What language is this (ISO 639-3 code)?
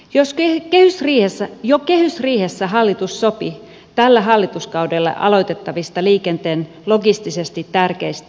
fin